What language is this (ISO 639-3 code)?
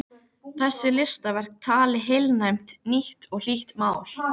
isl